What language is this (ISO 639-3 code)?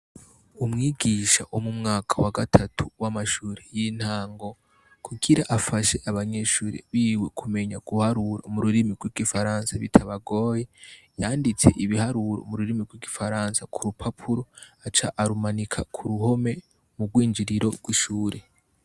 run